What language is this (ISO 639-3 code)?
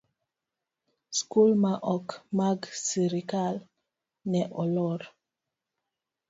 luo